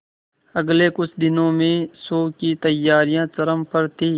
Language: Hindi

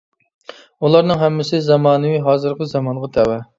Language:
Uyghur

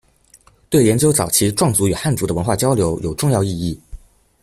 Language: Chinese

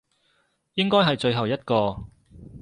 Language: Cantonese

